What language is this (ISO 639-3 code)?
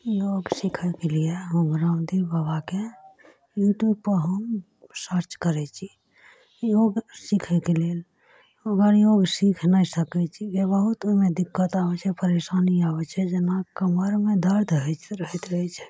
mai